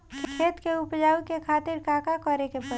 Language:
Bhojpuri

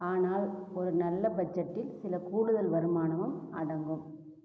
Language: Tamil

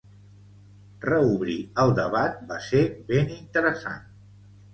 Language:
Catalan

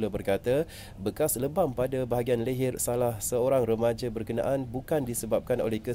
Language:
Malay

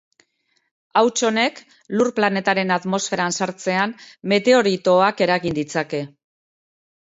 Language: Basque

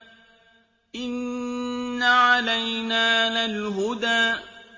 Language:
Arabic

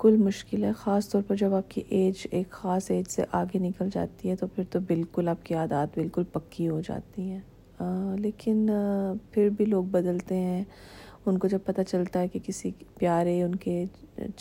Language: Urdu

